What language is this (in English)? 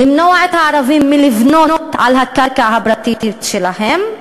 Hebrew